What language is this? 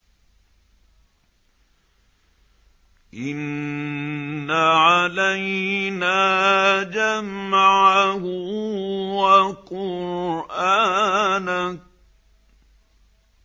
Arabic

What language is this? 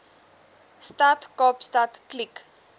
Afrikaans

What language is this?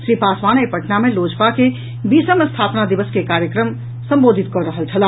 Maithili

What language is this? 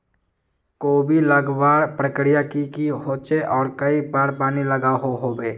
Magahi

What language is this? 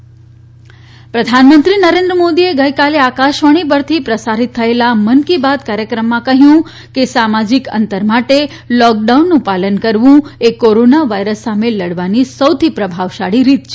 Gujarati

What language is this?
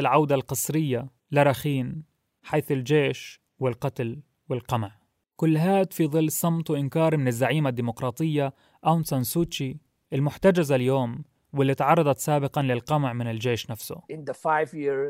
Arabic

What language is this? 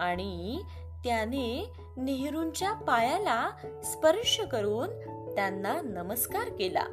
Marathi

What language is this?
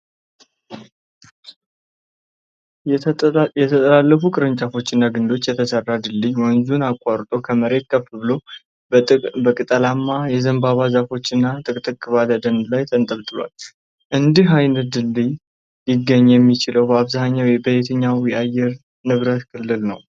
Amharic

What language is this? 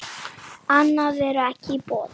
Icelandic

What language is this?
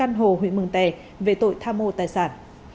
Vietnamese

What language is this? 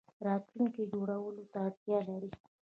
Pashto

